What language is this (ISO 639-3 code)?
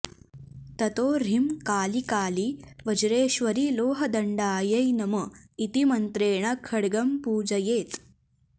san